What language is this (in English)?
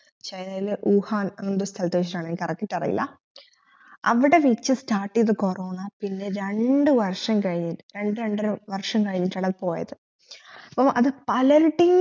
Malayalam